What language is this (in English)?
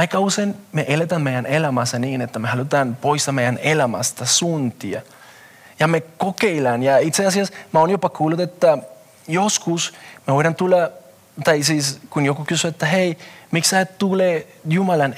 Finnish